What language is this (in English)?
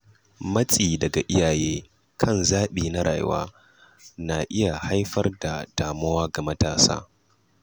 Hausa